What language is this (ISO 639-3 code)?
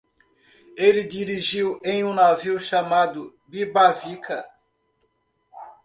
por